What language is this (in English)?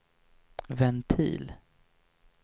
Swedish